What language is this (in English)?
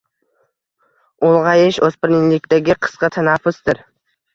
Uzbek